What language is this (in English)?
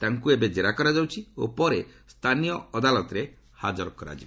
Odia